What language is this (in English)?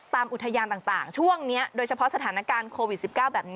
Thai